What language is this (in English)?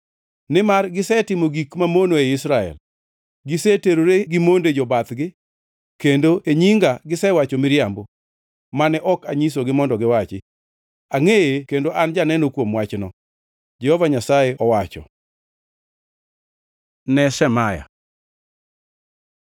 Luo (Kenya and Tanzania)